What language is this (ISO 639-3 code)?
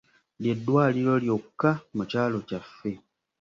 lug